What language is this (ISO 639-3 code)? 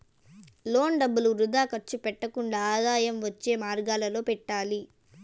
tel